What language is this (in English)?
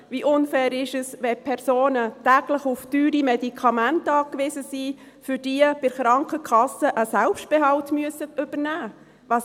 Swiss German